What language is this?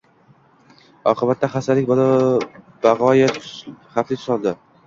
Uzbek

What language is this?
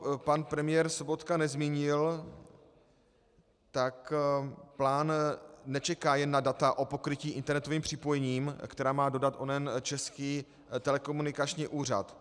Czech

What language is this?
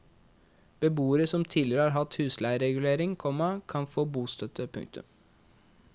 Norwegian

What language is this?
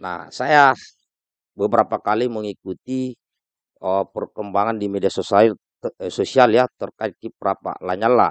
Indonesian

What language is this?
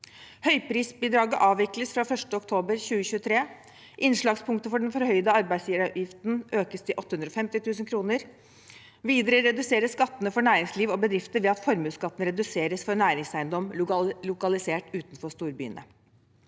Norwegian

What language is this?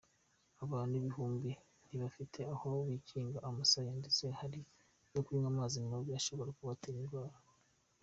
Kinyarwanda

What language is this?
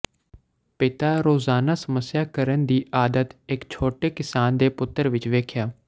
Punjabi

